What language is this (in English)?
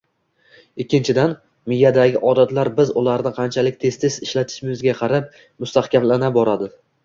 Uzbek